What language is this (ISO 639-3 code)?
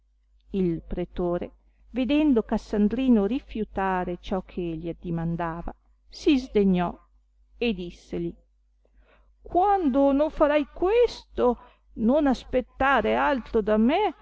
ita